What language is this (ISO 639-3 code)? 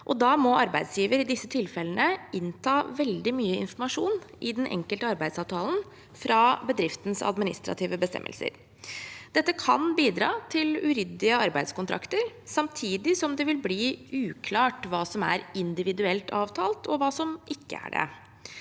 nor